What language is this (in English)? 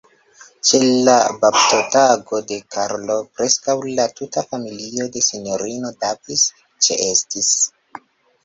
Esperanto